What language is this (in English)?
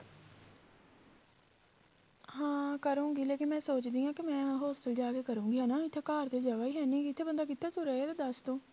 Punjabi